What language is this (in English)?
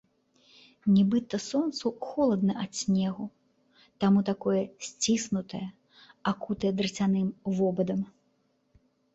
Belarusian